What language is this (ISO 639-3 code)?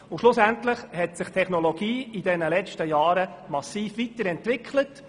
gsw